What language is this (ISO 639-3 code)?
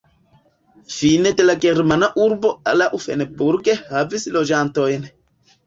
epo